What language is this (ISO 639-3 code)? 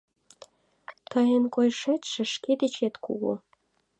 chm